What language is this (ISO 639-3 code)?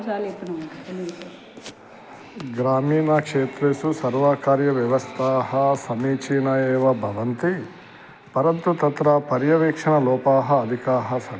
san